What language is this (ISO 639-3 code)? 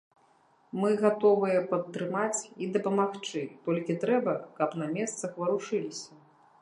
bel